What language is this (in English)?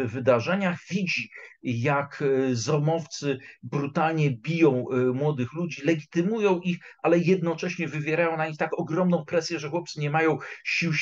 Polish